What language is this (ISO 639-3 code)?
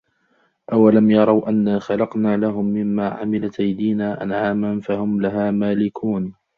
ara